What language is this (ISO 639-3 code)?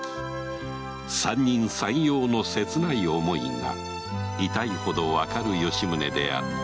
jpn